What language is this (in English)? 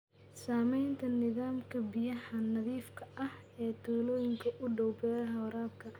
Somali